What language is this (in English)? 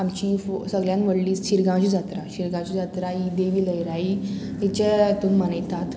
Konkani